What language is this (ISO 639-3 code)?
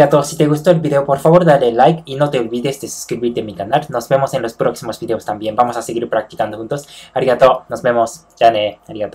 spa